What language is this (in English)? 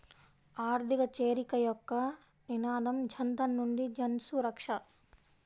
Telugu